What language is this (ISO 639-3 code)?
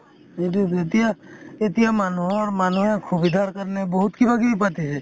asm